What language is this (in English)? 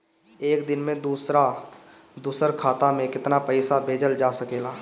Bhojpuri